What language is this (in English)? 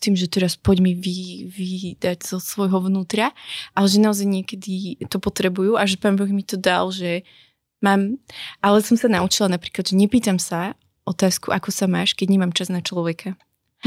Slovak